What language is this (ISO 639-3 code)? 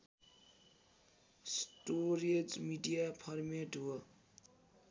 nep